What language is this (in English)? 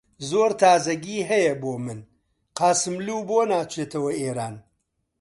Central Kurdish